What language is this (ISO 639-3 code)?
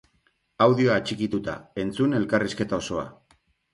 eus